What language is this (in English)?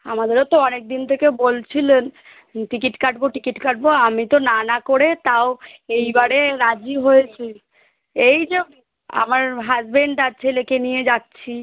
Bangla